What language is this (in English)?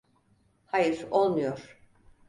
Turkish